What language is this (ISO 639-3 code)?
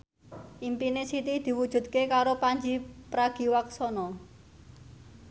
jav